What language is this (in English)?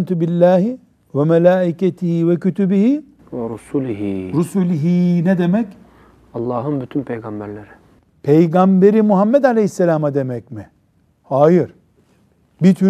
Turkish